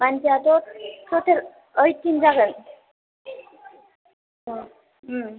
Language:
Bodo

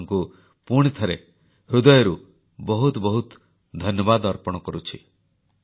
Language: Odia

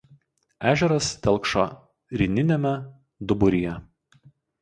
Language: Lithuanian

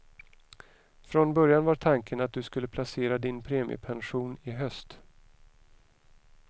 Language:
Swedish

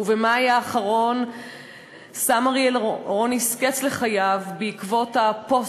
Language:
Hebrew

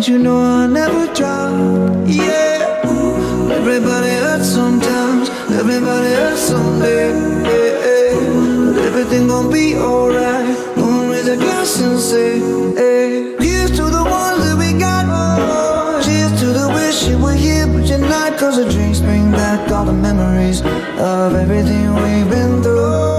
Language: Greek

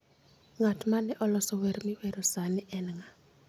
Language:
Luo (Kenya and Tanzania)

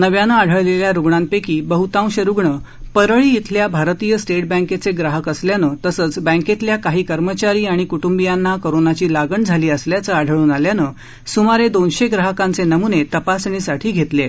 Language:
Marathi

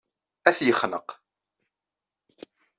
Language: Kabyle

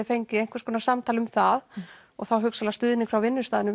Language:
Icelandic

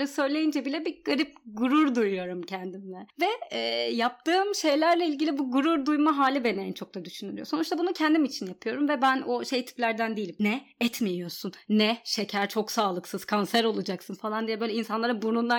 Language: Turkish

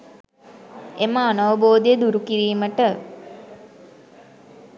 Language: Sinhala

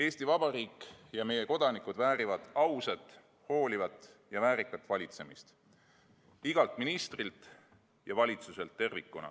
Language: Estonian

